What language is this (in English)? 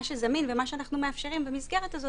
Hebrew